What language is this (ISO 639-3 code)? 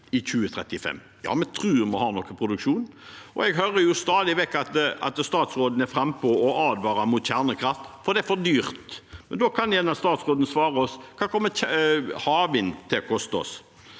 nor